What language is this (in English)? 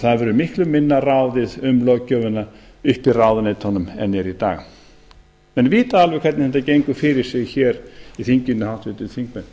Icelandic